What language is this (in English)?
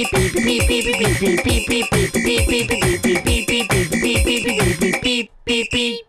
Japanese